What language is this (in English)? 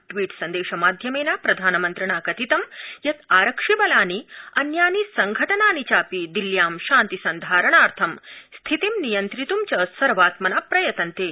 Sanskrit